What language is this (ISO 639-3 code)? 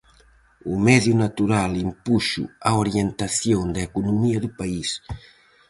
glg